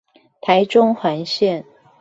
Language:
Chinese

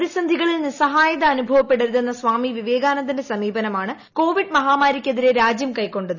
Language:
Malayalam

